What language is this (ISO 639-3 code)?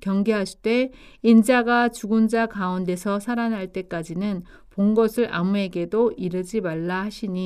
kor